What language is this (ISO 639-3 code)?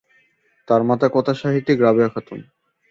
ben